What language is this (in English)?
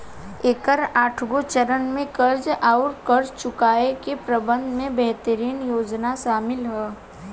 Bhojpuri